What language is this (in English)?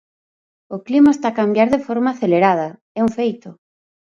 Galician